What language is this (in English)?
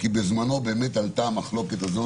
Hebrew